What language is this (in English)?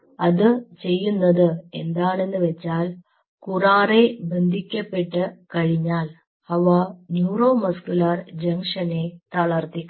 Malayalam